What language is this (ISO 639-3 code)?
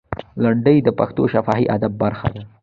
pus